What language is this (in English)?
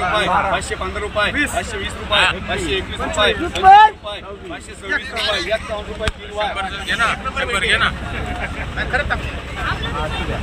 Romanian